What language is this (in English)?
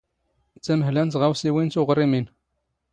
Standard Moroccan Tamazight